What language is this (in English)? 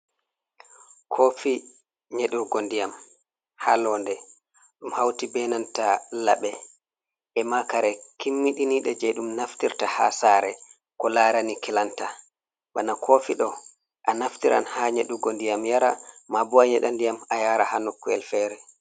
Fula